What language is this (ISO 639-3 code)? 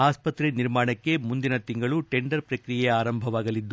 kan